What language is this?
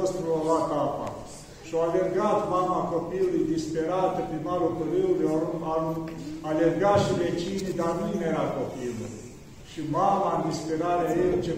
Romanian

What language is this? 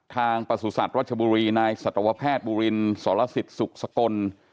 Thai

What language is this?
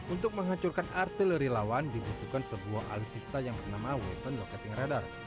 Indonesian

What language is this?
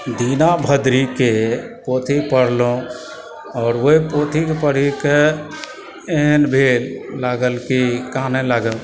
Maithili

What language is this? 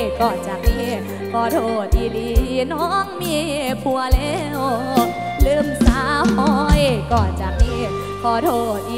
Thai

